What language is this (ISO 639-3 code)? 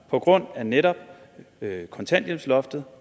dan